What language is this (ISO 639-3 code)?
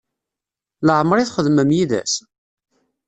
kab